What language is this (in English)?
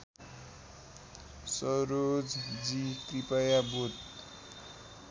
Nepali